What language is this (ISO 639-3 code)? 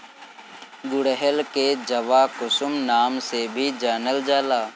bho